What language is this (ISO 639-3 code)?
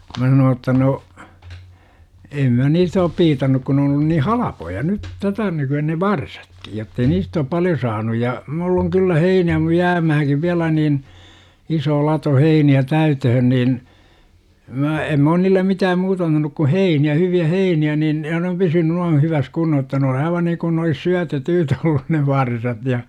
fin